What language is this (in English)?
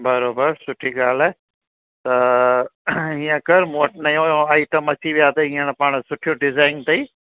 Sindhi